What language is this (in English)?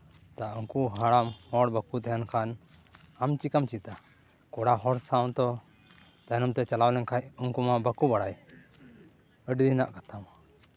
Santali